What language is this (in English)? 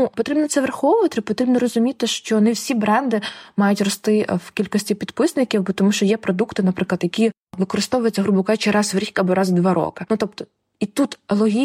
Ukrainian